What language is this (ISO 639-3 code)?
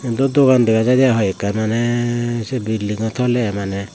ccp